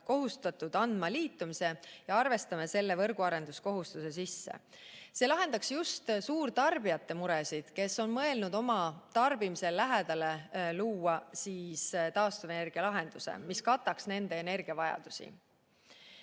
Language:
Estonian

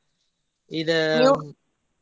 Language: Kannada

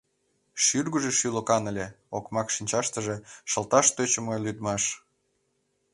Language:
Mari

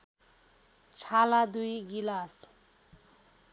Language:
Nepali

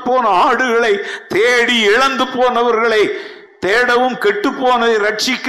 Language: Tamil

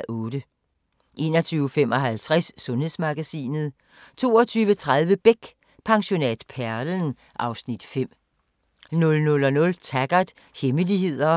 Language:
Danish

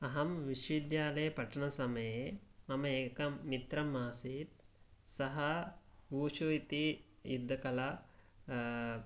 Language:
Sanskrit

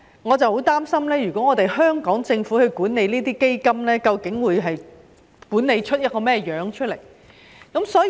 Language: Cantonese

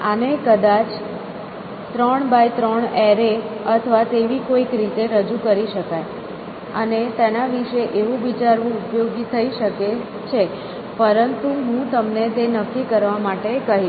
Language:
Gujarati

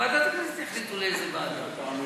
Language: Hebrew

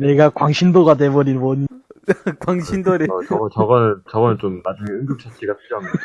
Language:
Korean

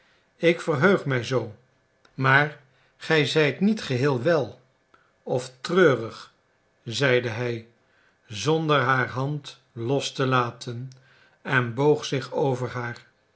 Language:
Dutch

